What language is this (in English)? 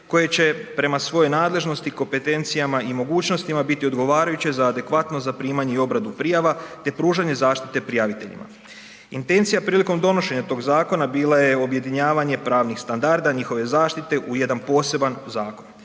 Croatian